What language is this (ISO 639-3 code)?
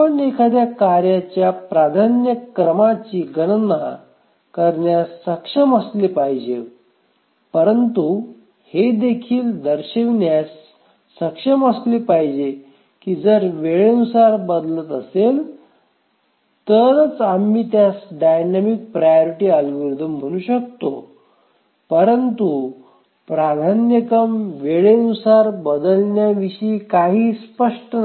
mar